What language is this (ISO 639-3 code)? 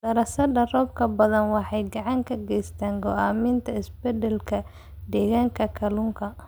som